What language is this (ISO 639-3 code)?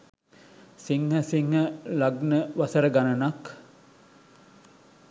sin